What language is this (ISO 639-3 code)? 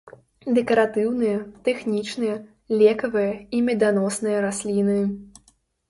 bel